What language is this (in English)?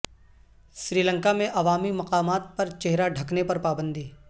Urdu